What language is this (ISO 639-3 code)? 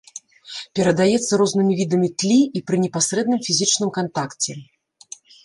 bel